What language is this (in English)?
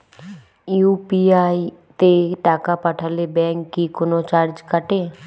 Bangla